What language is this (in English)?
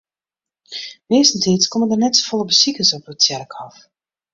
Western Frisian